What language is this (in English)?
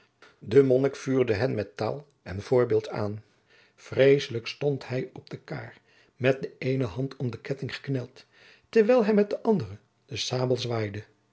Dutch